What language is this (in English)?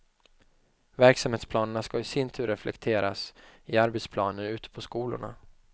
Swedish